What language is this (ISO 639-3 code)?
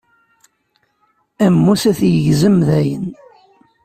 kab